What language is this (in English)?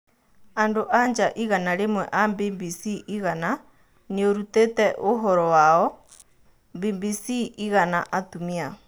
Kikuyu